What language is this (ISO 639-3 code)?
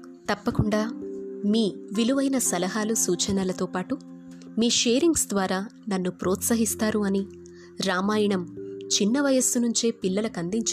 tel